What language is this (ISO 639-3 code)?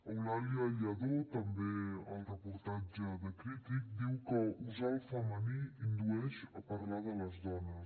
cat